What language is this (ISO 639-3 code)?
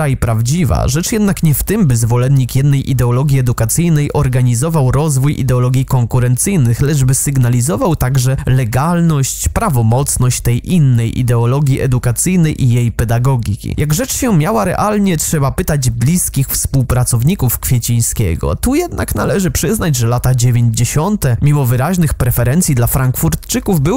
pol